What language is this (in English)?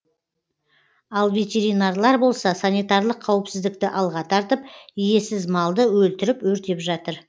Kazakh